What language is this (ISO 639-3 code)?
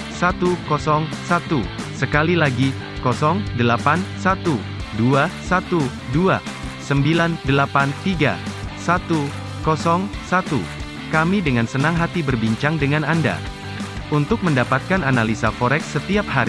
ind